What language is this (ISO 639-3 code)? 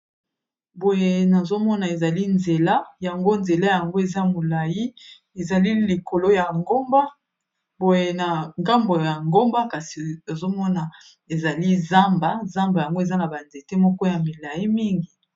lin